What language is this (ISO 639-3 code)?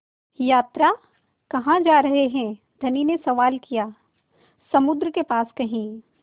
hin